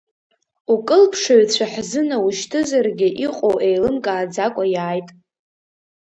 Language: Abkhazian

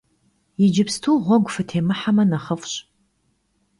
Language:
Kabardian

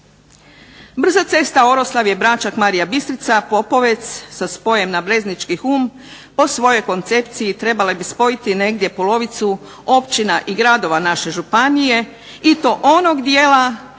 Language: Croatian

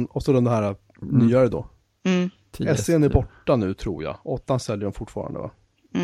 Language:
Swedish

